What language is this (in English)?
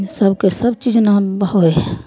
Maithili